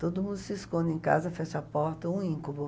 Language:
Portuguese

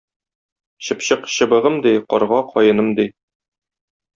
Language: Tatar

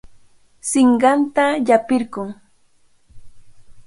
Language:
Cajatambo North Lima Quechua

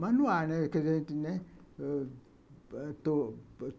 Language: Portuguese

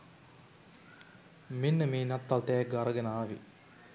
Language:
Sinhala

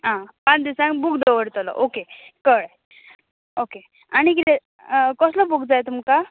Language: Konkani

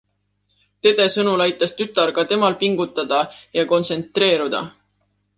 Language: Estonian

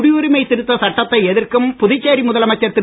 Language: Tamil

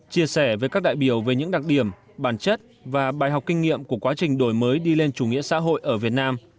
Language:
Vietnamese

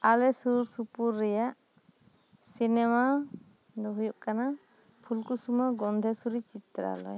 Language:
Santali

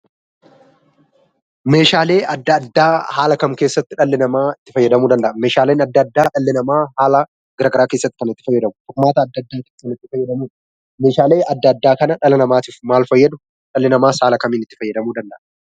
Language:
Oromo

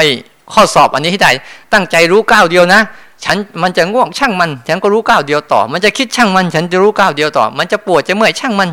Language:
Thai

